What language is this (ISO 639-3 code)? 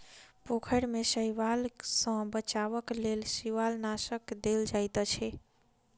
mai